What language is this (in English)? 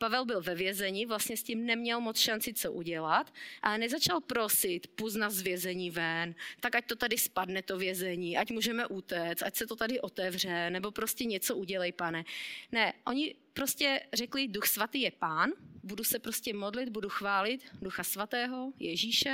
Czech